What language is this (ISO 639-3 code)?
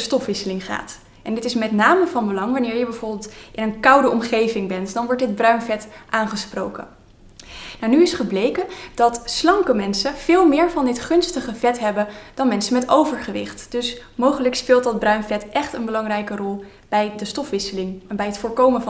nld